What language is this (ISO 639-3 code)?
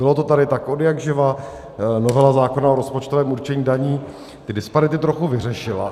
ces